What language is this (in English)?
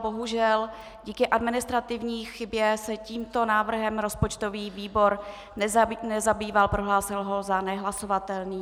Czech